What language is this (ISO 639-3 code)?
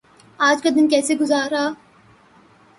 urd